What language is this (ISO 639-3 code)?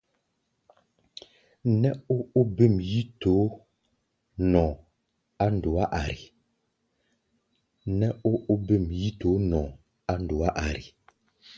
gba